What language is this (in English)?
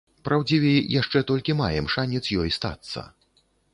Belarusian